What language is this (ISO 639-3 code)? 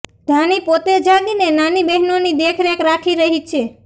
guj